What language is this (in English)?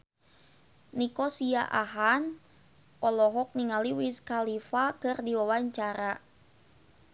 Sundanese